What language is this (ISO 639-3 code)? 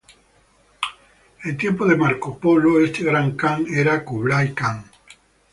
spa